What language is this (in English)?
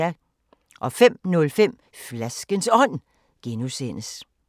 Danish